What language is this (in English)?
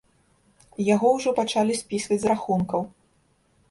Belarusian